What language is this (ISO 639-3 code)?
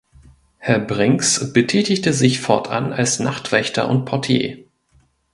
deu